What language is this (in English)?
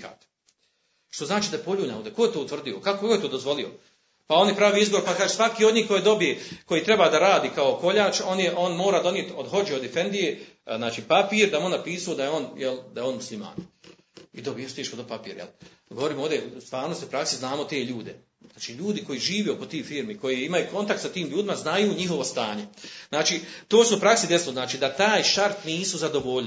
Croatian